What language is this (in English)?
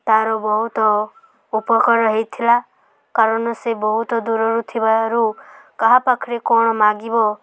Odia